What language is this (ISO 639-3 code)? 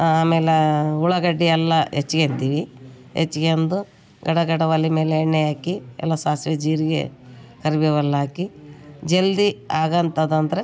kan